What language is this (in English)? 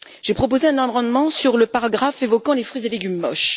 French